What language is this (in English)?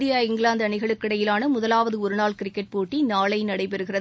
Tamil